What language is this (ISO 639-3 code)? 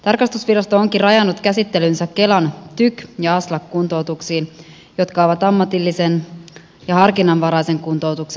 fin